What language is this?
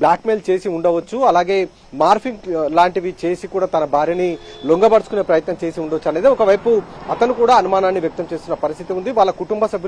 Hindi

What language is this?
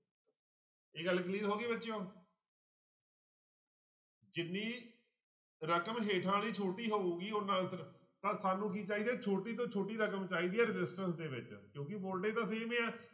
Punjabi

